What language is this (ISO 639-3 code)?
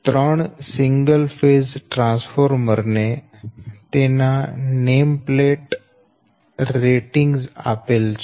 guj